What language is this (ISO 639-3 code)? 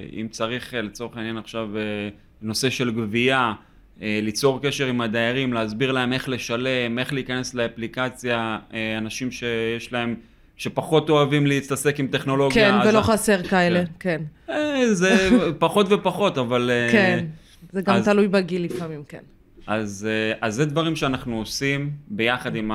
heb